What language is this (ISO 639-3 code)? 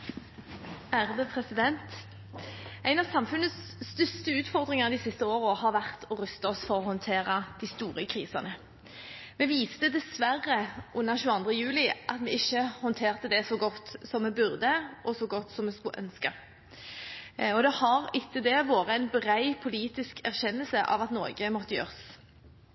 nob